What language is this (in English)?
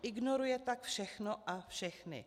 Czech